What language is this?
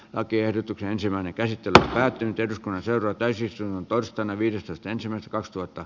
Finnish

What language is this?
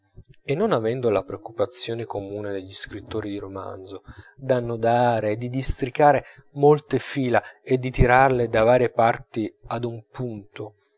Italian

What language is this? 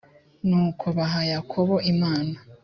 Kinyarwanda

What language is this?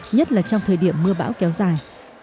Vietnamese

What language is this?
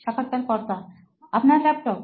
Bangla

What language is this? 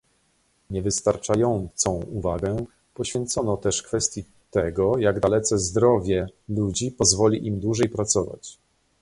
Polish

